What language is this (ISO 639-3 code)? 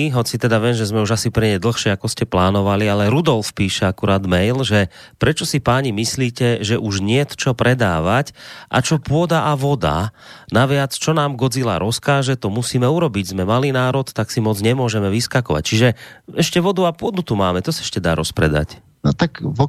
slk